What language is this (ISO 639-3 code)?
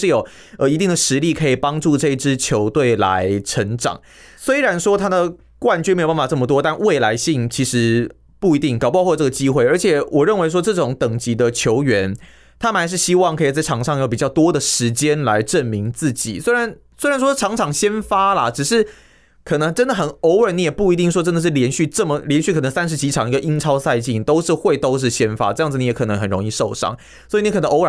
zho